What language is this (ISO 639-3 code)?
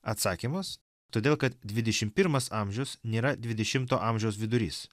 lit